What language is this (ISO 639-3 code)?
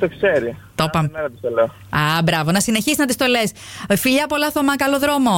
ell